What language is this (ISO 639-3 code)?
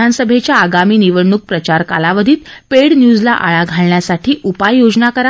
mar